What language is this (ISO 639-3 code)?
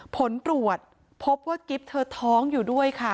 tha